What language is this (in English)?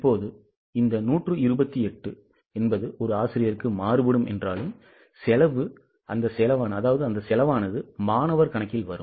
Tamil